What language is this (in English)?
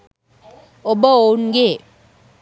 Sinhala